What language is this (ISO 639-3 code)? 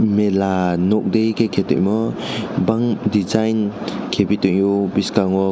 trp